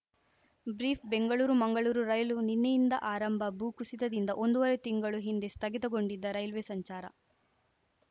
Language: Kannada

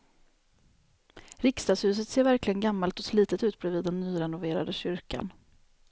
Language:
Swedish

